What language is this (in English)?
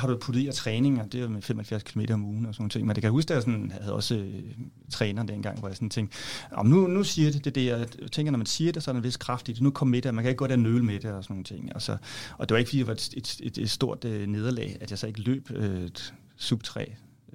Danish